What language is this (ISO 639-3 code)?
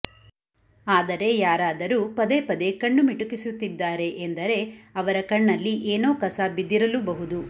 kan